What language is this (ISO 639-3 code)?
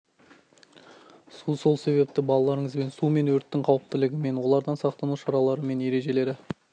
kaz